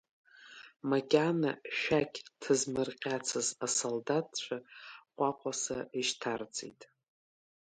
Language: Abkhazian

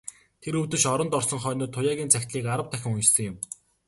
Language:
Mongolian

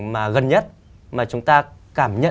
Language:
Vietnamese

